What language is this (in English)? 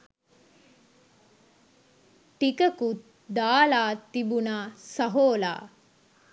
Sinhala